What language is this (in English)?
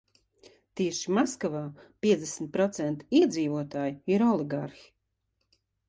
Latvian